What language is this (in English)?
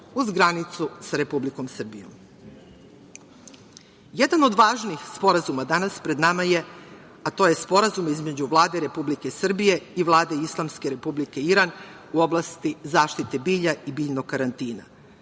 Serbian